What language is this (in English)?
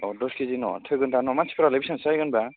Bodo